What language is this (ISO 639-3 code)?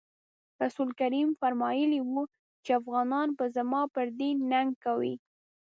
pus